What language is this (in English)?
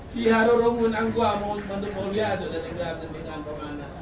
Indonesian